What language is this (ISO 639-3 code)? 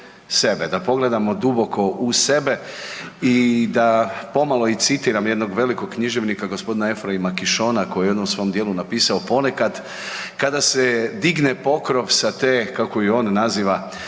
hrv